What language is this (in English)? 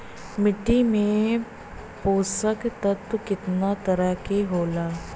Bhojpuri